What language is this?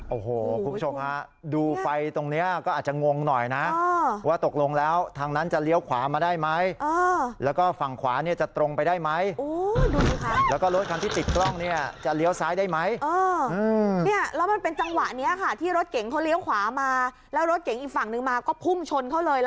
Thai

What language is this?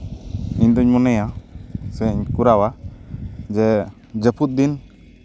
Santali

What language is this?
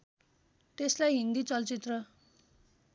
Nepali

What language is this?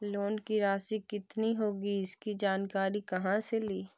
Magahi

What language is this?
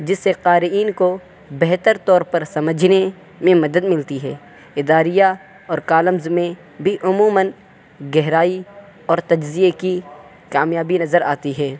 Urdu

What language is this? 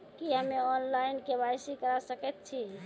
Maithili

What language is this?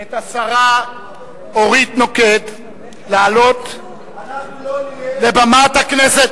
Hebrew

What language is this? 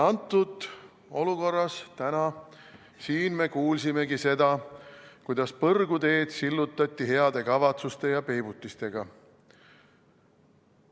Estonian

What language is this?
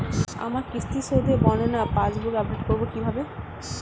Bangla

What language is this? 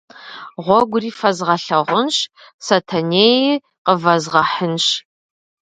Kabardian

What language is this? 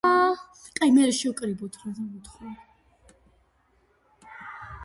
Georgian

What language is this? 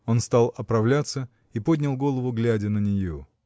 Russian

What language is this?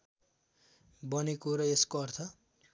Nepali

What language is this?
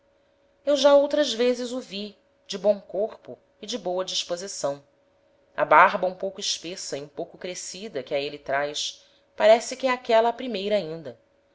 Portuguese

